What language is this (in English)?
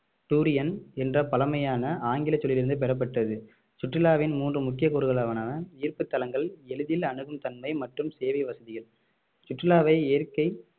Tamil